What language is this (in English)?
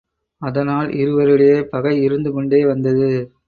Tamil